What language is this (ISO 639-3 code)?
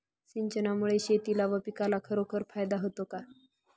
mar